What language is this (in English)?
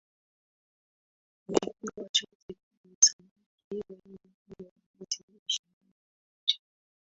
Swahili